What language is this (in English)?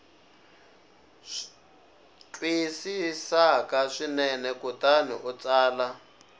Tsonga